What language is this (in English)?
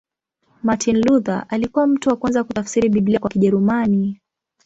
Swahili